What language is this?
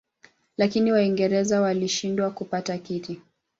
Swahili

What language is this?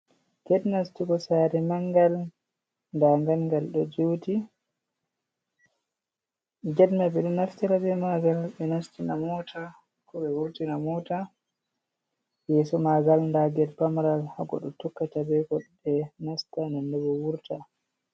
Fula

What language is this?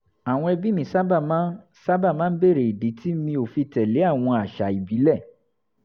Yoruba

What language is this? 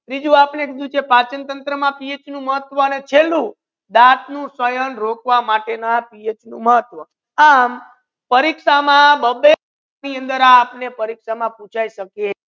Gujarati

